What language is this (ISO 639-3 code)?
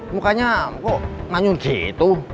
ind